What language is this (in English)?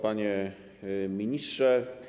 Polish